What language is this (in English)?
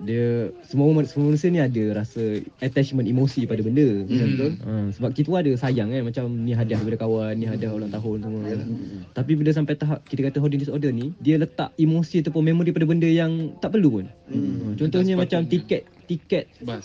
Malay